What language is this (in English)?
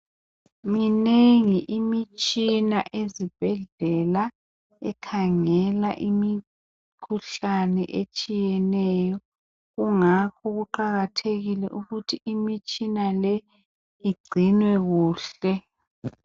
North Ndebele